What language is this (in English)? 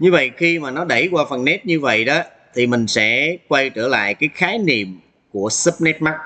Vietnamese